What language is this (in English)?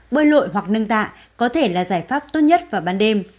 Vietnamese